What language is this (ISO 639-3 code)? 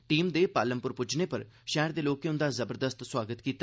doi